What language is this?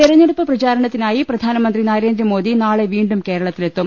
Malayalam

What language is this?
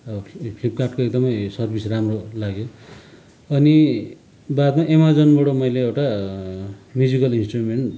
Nepali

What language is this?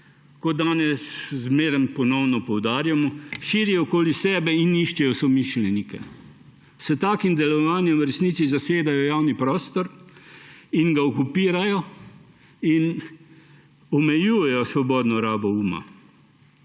Slovenian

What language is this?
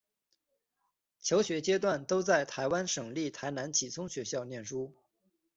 Chinese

